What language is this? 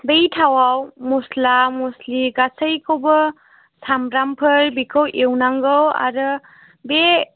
Bodo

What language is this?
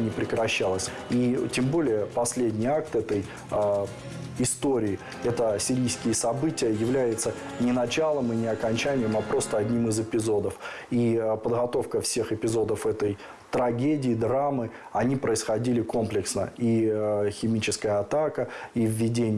Russian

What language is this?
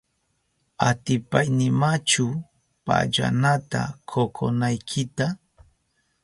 Southern Pastaza Quechua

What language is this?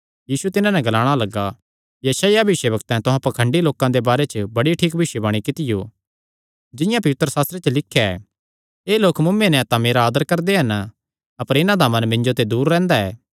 Kangri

